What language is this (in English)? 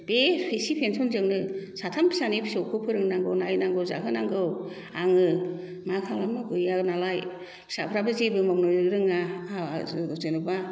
Bodo